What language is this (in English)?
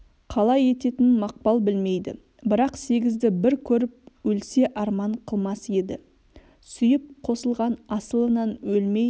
Kazakh